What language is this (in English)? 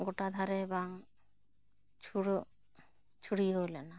Santali